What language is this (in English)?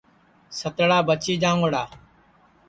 Sansi